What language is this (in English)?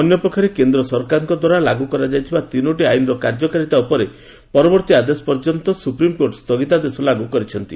Odia